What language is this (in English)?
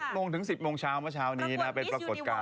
Thai